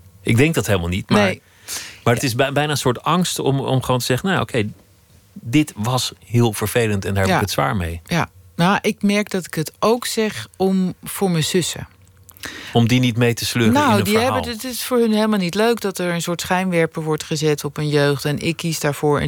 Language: Dutch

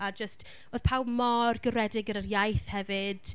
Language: Welsh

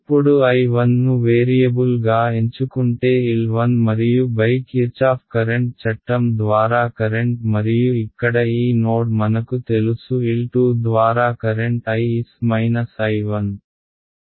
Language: Telugu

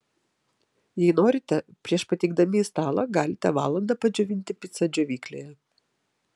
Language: Lithuanian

